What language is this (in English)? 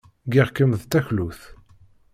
Kabyle